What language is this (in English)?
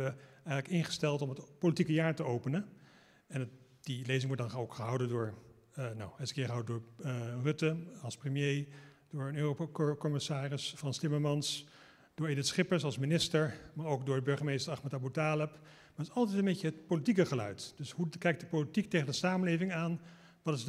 Dutch